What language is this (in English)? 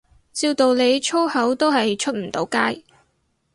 Cantonese